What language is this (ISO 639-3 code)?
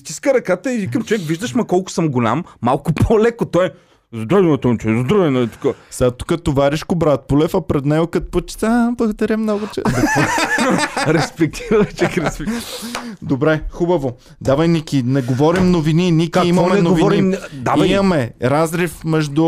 bul